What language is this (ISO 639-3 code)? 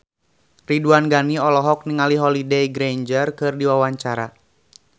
sun